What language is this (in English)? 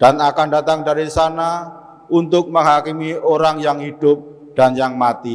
Indonesian